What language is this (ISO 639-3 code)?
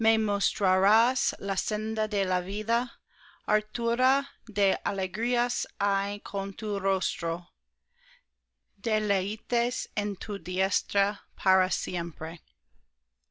spa